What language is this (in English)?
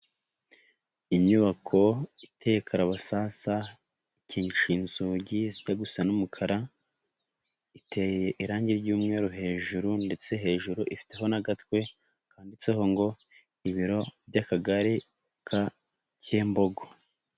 Kinyarwanda